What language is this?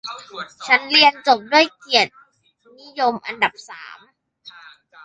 Thai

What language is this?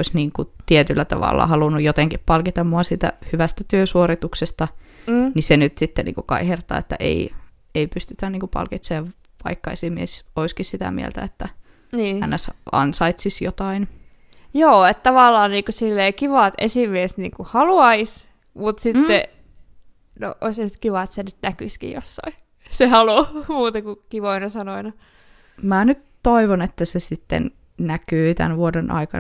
Finnish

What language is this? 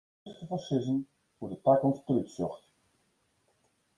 Western Frisian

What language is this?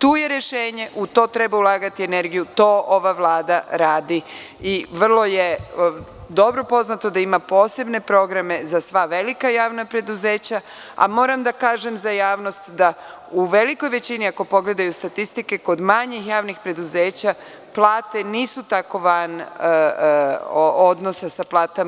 Serbian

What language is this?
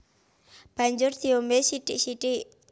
Javanese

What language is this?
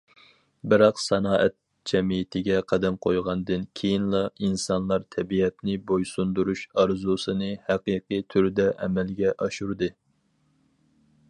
Uyghur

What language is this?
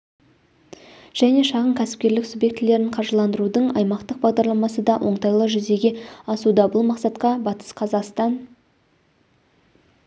Kazakh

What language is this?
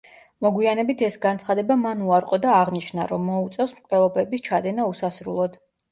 Georgian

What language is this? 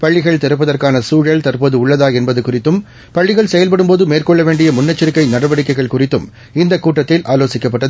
Tamil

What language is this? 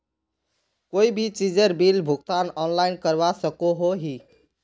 Magahi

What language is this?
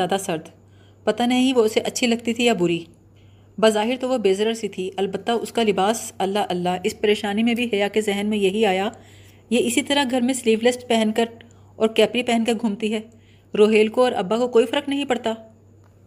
Urdu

